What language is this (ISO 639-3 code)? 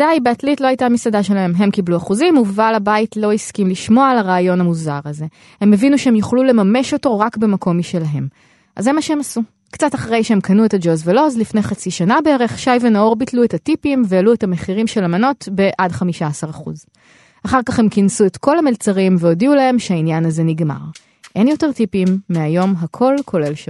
heb